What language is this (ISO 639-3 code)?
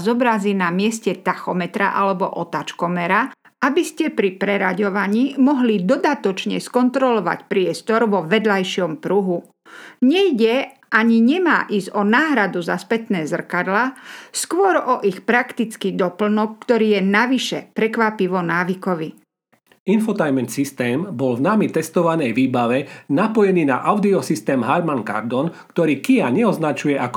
slk